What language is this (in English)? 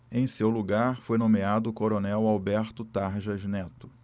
Portuguese